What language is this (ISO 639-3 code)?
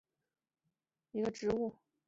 zho